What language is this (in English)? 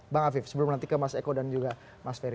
Indonesian